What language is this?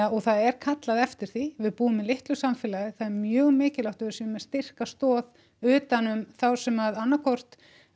Icelandic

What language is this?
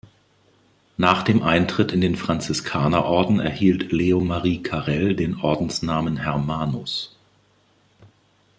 German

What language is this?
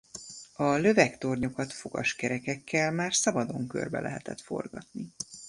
Hungarian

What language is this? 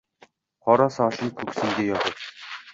Uzbek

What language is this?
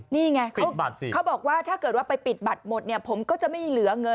Thai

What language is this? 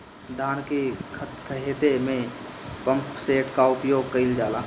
Bhojpuri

